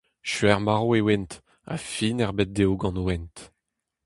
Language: Breton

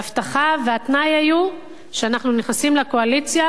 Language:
Hebrew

